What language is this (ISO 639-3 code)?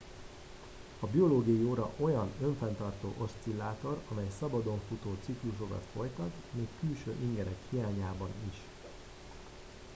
hun